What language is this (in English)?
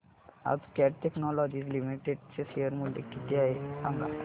Marathi